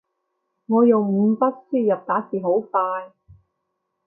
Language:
Cantonese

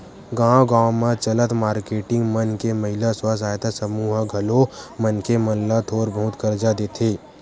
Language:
Chhattisgarhi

